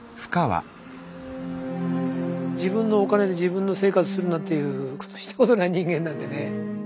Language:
Japanese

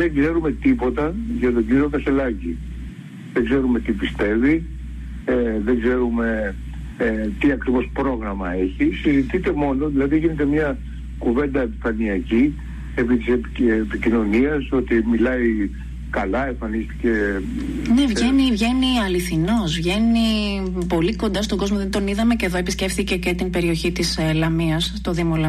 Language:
Greek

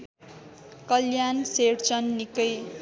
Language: Nepali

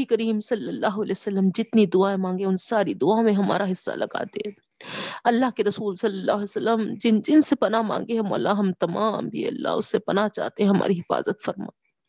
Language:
Urdu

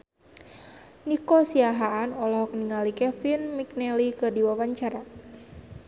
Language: Sundanese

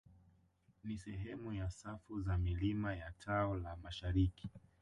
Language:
Swahili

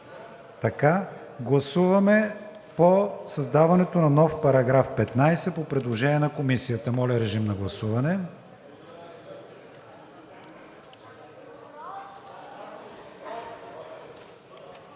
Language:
Bulgarian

